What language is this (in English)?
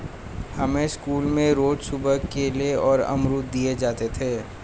Hindi